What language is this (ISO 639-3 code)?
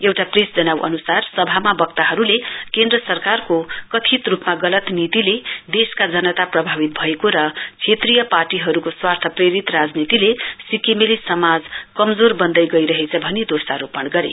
nep